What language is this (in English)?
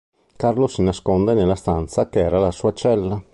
Italian